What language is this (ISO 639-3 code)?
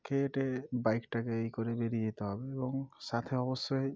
ben